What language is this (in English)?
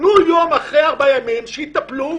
Hebrew